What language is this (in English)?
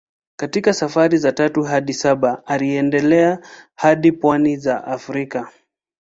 Swahili